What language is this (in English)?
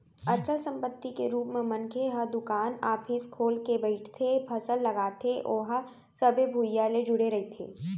Chhattisgarhi